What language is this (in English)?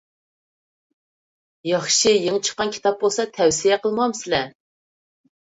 Uyghur